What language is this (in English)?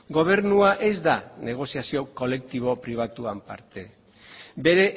Basque